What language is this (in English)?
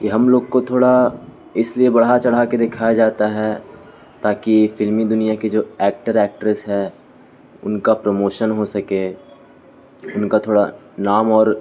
Urdu